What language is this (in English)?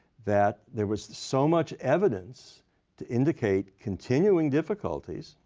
English